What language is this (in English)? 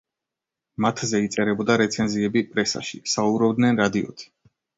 Georgian